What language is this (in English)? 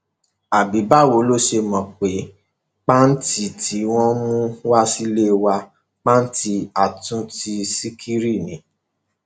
Yoruba